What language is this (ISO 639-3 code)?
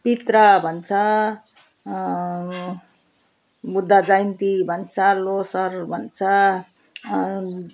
nep